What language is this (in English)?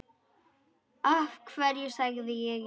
Icelandic